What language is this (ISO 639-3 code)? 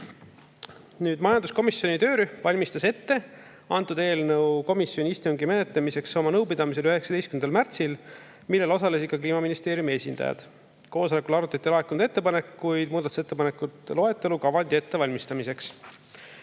est